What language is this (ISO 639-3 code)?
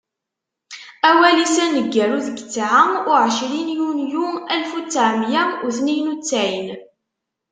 kab